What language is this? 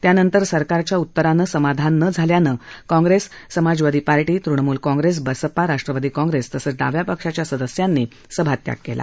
Marathi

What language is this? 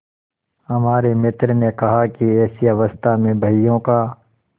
Hindi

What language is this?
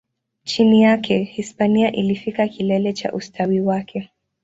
Swahili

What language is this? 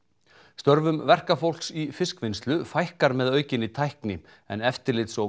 Icelandic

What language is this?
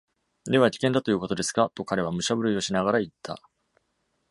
Japanese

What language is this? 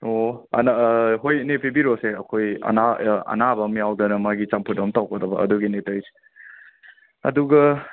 Manipuri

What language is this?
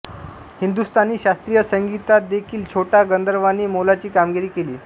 Marathi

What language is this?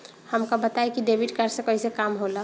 Bhojpuri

